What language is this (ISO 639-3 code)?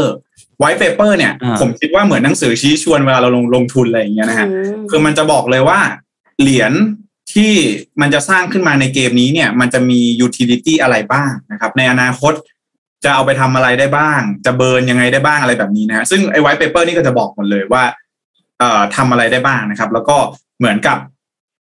tha